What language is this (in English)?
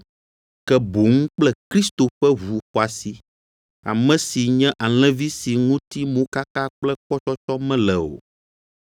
Ewe